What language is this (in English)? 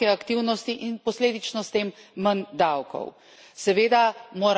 Slovenian